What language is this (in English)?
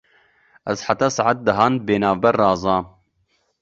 Kurdish